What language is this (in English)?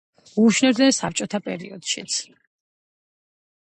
Georgian